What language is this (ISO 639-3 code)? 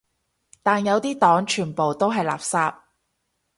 yue